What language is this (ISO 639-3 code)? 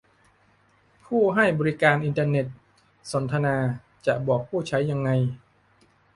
tha